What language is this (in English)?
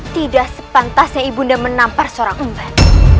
Indonesian